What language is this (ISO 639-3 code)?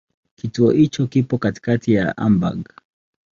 swa